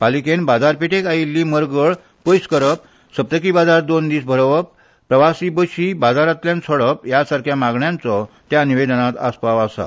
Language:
Konkani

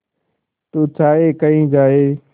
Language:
Hindi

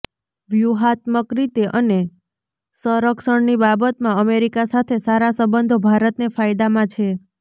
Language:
Gujarati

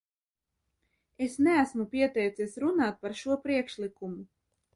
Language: Latvian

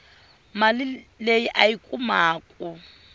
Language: Tsonga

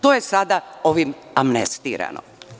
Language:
Serbian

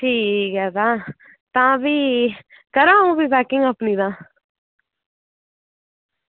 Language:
Dogri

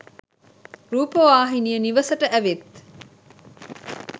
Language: Sinhala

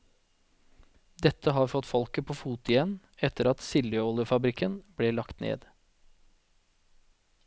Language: Norwegian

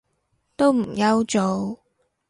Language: Cantonese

